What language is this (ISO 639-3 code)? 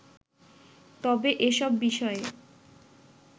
ben